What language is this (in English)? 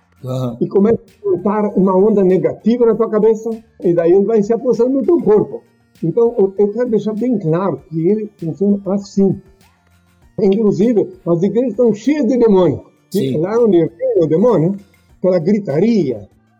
Portuguese